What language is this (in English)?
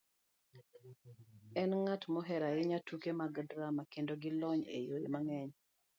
Luo (Kenya and Tanzania)